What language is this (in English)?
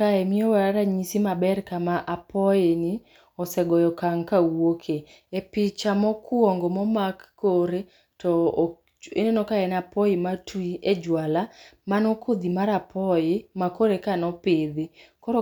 Luo (Kenya and Tanzania)